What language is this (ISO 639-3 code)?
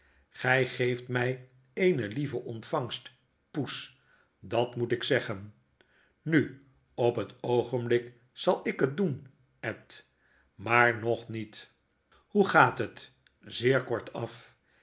nld